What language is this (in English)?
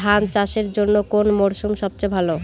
Bangla